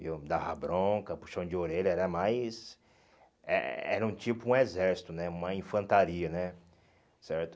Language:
Portuguese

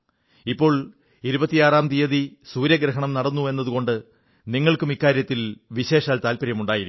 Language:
Malayalam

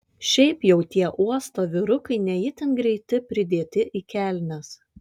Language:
Lithuanian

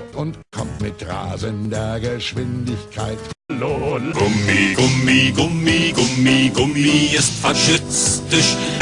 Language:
German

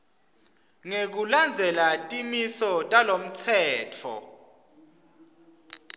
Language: Swati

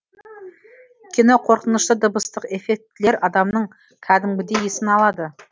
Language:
Kazakh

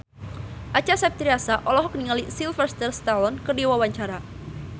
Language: Sundanese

